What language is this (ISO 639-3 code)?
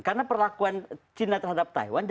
ind